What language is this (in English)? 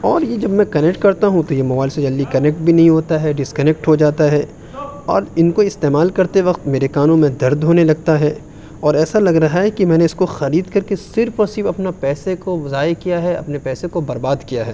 Urdu